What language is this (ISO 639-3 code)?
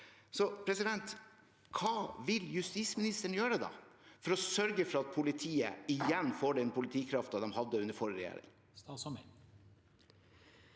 nor